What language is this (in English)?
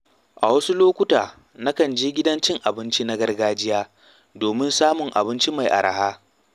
Hausa